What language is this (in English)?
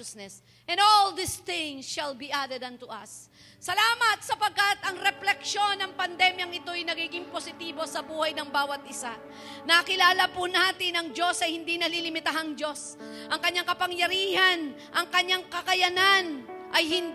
Filipino